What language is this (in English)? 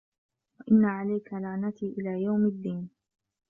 Arabic